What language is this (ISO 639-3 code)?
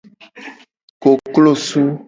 gej